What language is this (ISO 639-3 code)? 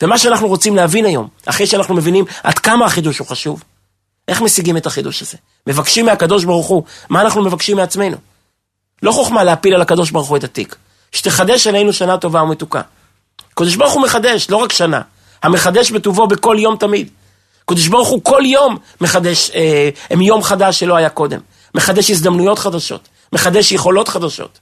heb